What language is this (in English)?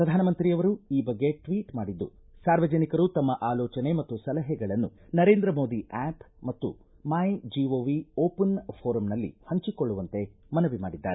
Kannada